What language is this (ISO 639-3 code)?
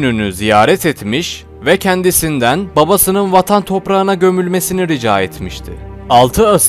tur